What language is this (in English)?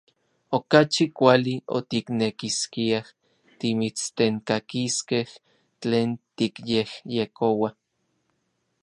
Orizaba Nahuatl